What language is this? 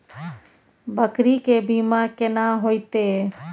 Maithili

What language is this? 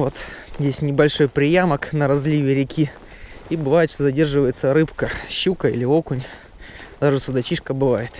Russian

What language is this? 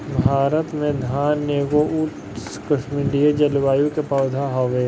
Bhojpuri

